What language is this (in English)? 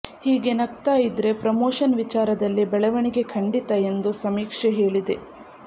Kannada